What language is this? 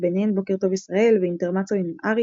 Hebrew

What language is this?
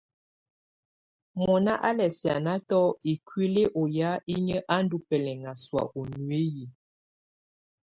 Tunen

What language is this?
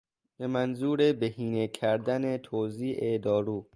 Persian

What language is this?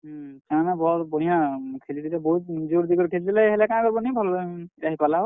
Odia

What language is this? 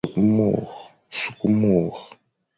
Fang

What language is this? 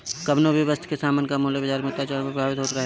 Bhojpuri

